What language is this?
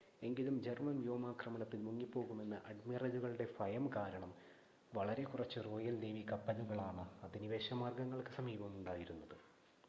Malayalam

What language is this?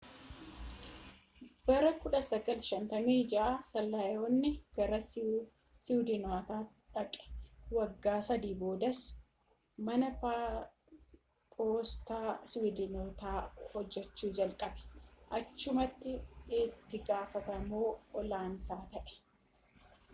Oromo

